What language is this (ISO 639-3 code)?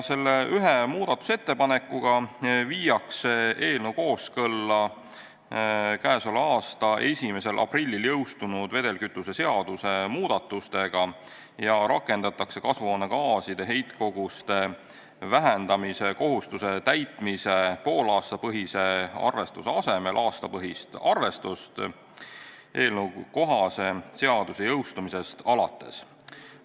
est